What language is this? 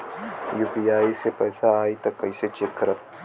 Bhojpuri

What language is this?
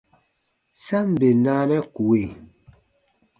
Baatonum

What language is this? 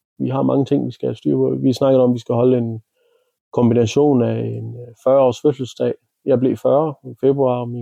Danish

